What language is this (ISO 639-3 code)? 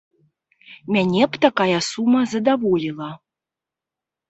bel